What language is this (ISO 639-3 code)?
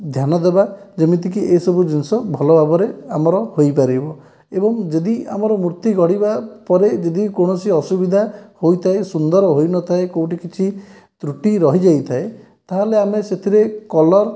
ori